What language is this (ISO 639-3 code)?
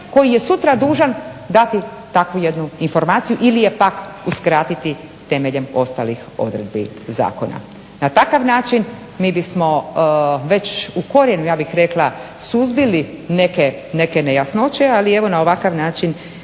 hrv